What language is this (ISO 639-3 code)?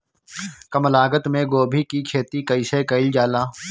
bho